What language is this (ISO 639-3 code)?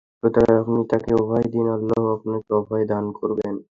ben